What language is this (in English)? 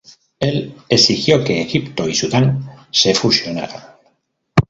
Spanish